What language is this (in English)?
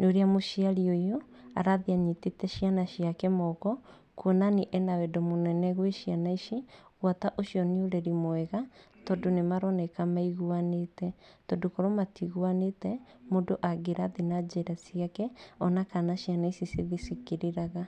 Kikuyu